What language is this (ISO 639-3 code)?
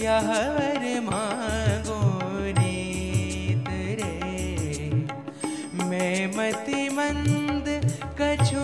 guj